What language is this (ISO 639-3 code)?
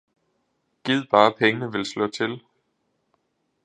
dan